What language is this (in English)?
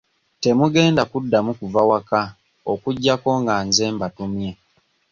Ganda